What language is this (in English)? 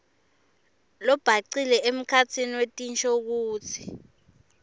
Swati